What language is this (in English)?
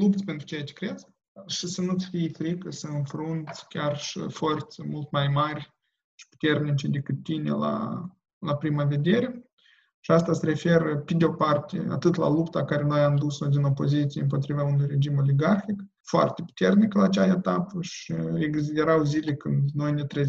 Romanian